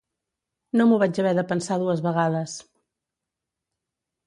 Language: Catalan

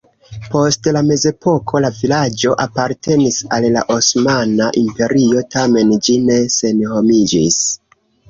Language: Esperanto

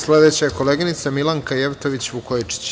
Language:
Serbian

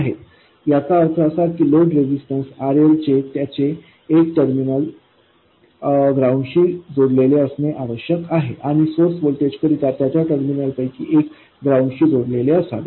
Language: Marathi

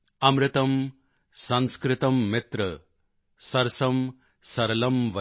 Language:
Punjabi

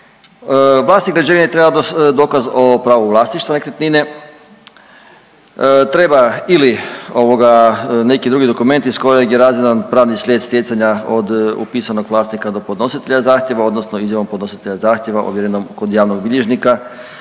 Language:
Croatian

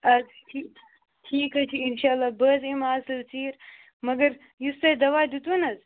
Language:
Kashmiri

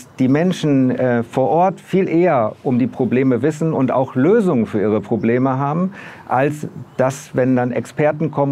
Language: German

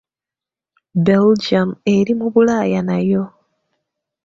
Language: Ganda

